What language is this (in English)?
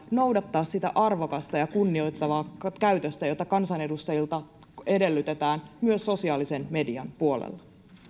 Finnish